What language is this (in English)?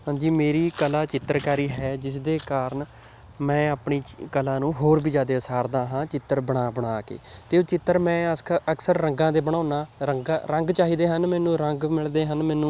Punjabi